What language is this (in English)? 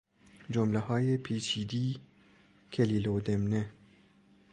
Persian